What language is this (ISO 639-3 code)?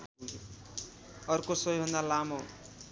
nep